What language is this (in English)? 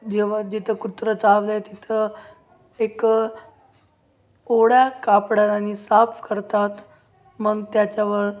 Marathi